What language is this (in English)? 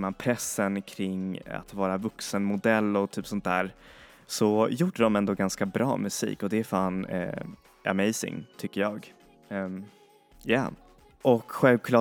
Swedish